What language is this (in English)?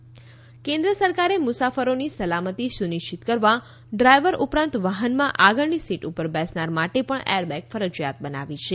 Gujarati